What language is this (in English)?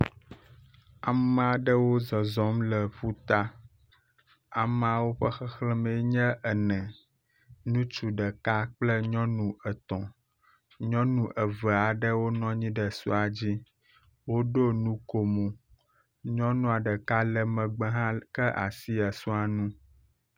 Ewe